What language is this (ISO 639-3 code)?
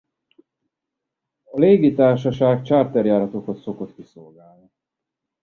hun